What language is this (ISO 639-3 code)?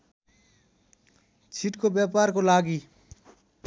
nep